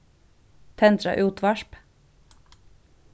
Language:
Faroese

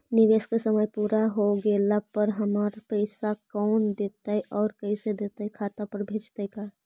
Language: Magahi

